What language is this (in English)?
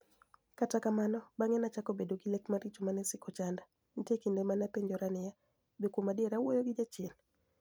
Luo (Kenya and Tanzania)